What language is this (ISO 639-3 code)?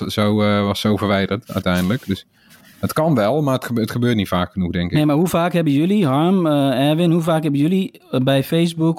nld